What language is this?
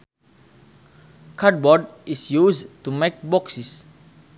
Sundanese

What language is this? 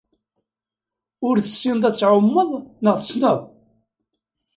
Kabyle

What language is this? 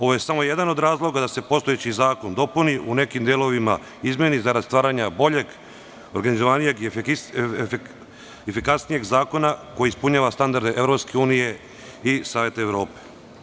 Serbian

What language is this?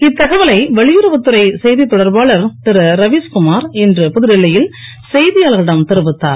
Tamil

